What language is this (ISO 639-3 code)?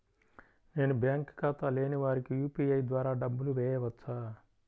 tel